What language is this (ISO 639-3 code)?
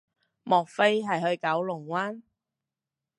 yue